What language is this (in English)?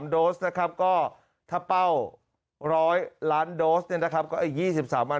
Thai